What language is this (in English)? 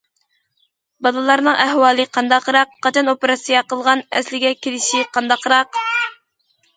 Uyghur